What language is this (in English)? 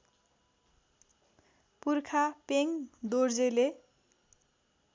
Nepali